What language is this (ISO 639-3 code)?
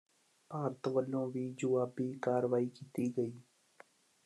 pan